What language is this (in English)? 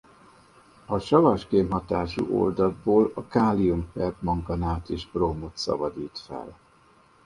Hungarian